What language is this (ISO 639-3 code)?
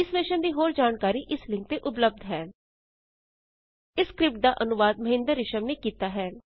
pan